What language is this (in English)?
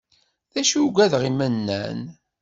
Kabyle